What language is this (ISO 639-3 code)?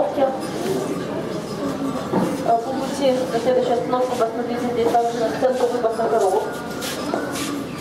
rus